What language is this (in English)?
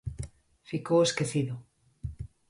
Galician